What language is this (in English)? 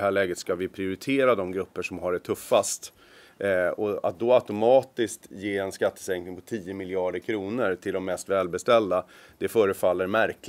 Swedish